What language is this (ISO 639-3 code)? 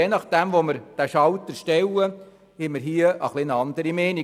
gsw